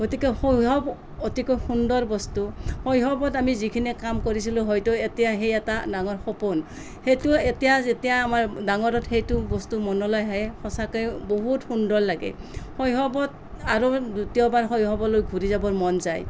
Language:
Assamese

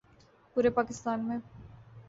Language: Urdu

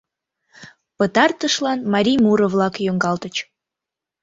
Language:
Mari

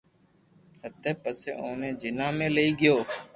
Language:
Loarki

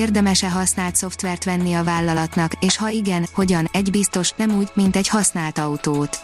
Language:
Hungarian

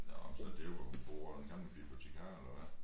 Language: Danish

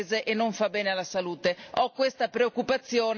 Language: Italian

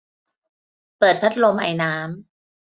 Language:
Thai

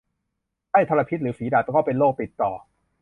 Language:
Thai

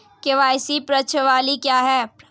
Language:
Hindi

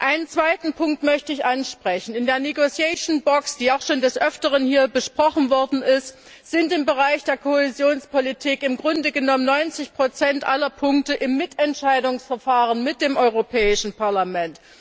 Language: German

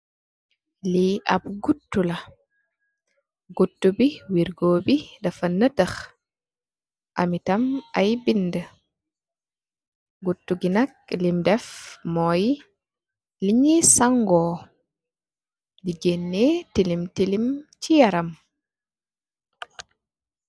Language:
Wolof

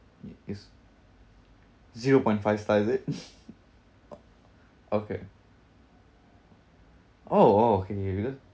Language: English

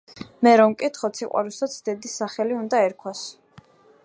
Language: Georgian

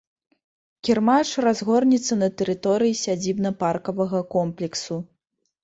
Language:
Belarusian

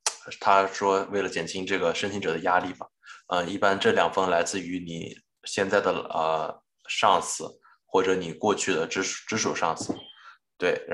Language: Chinese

